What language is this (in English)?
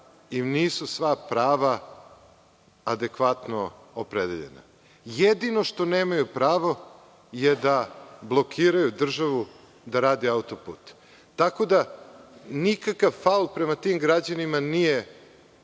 Serbian